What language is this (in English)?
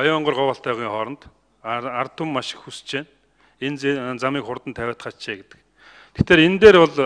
Dutch